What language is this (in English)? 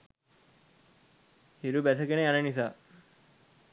Sinhala